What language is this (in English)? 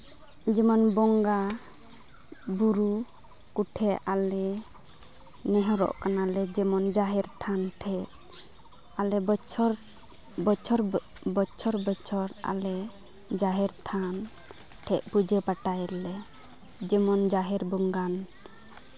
Santali